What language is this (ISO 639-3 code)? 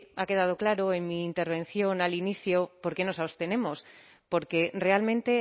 spa